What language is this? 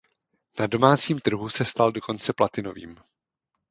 Czech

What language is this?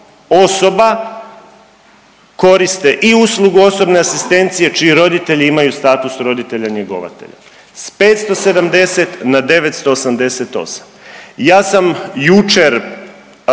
Croatian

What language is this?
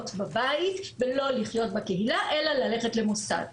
Hebrew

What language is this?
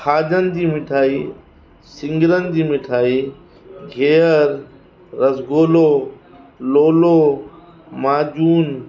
Sindhi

